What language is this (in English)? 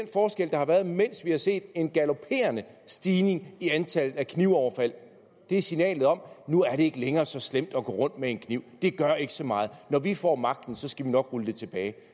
Danish